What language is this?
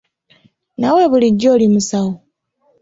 Ganda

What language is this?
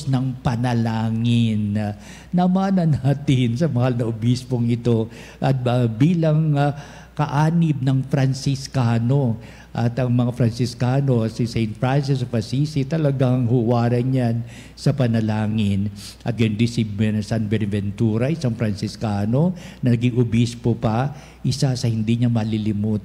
Filipino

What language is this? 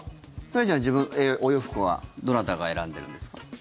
Japanese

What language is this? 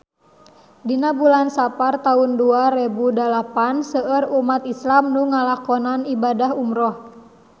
Sundanese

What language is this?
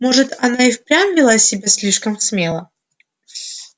Russian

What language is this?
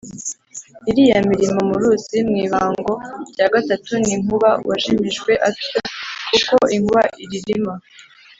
Kinyarwanda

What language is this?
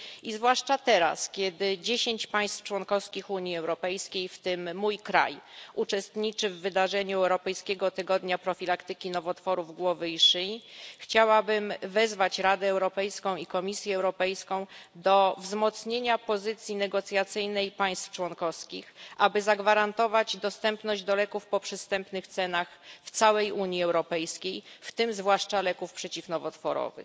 Polish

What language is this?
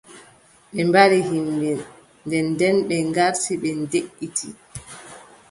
Adamawa Fulfulde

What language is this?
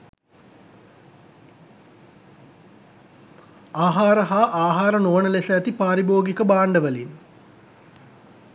Sinhala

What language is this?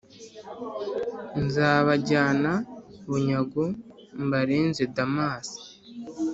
Kinyarwanda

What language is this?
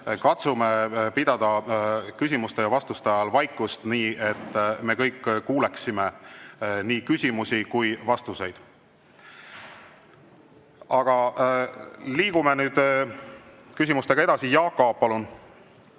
Estonian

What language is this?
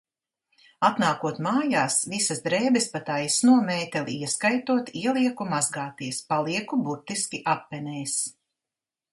Latvian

